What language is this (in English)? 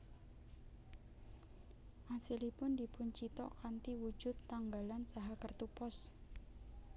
Javanese